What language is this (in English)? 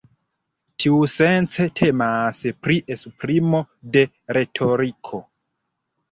Esperanto